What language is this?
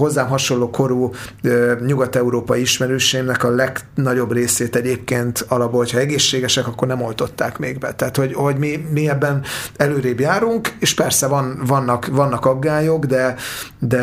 Hungarian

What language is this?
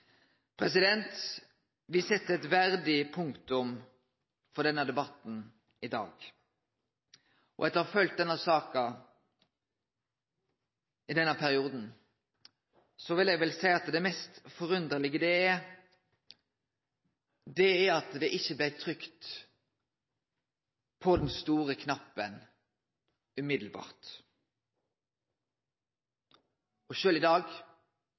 Norwegian Nynorsk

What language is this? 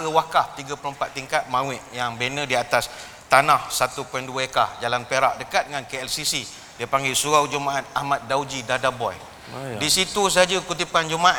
Malay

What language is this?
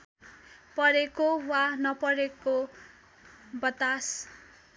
Nepali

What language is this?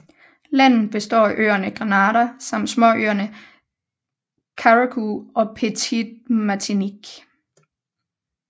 Danish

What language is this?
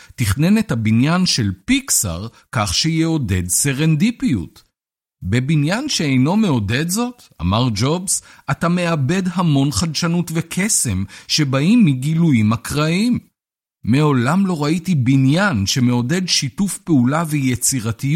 Hebrew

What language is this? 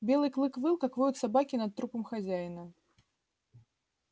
Russian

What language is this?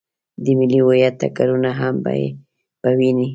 Pashto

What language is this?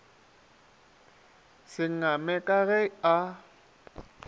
Northern Sotho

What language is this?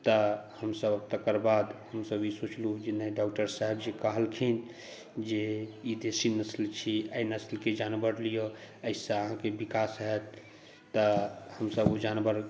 Maithili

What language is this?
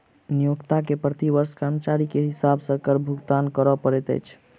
Maithili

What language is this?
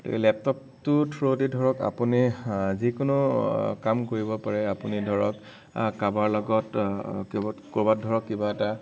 Assamese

